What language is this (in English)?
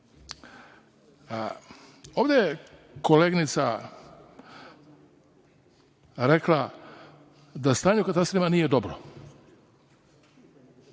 Serbian